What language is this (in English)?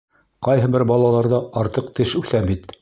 Bashkir